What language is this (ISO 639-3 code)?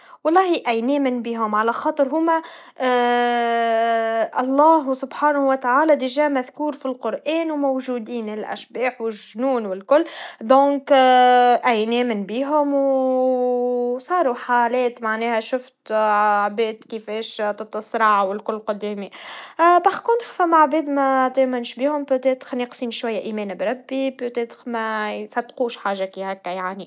aeb